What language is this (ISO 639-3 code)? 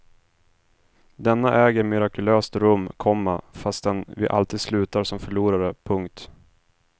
swe